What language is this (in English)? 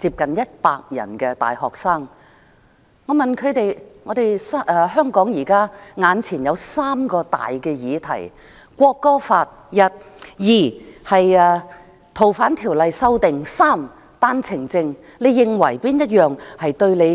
Cantonese